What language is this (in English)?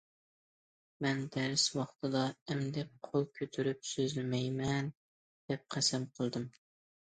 Uyghur